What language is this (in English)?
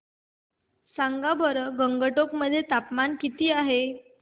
Marathi